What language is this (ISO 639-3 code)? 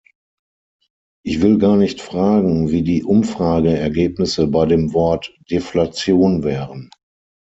deu